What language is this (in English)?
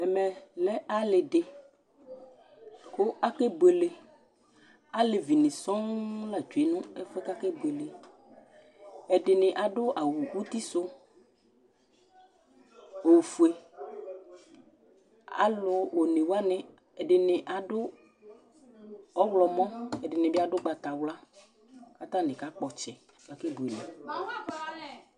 Ikposo